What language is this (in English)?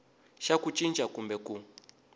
Tsonga